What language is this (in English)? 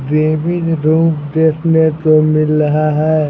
Hindi